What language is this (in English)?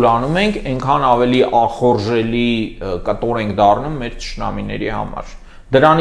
Romanian